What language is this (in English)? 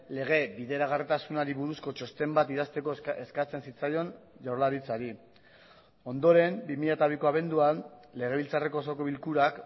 Basque